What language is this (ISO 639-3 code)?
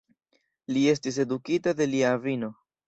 epo